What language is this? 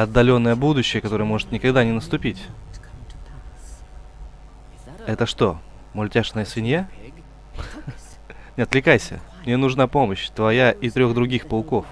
Russian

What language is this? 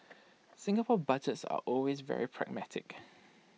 English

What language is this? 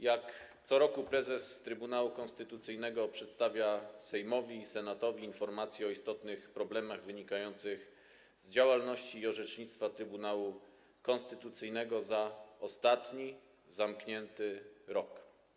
Polish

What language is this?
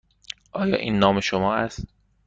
Persian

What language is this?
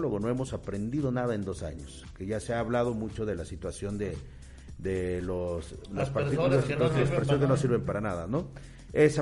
Spanish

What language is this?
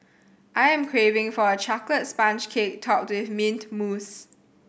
English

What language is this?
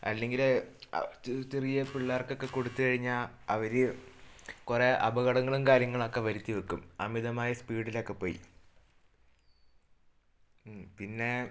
Malayalam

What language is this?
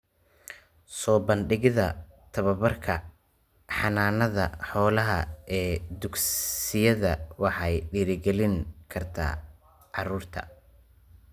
Somali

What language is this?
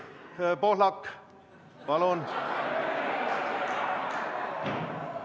Estonian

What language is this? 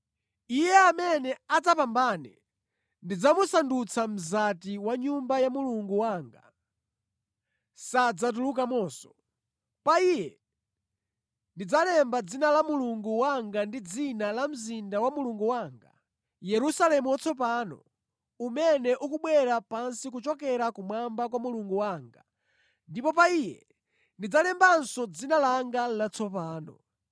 Nyanja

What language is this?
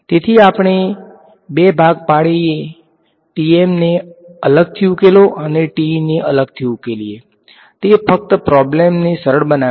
Gujarati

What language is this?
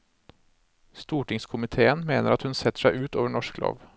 Norwegian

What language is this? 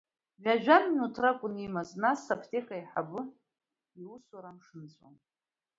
Abkhazian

